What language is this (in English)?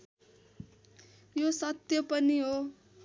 Nepali